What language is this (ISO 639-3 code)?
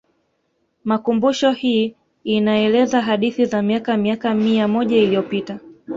swa